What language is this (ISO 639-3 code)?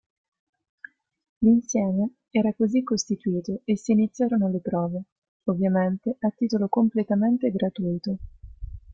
ita